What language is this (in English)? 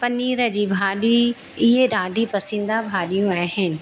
Sindhi